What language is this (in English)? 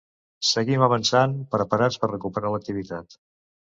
Catalan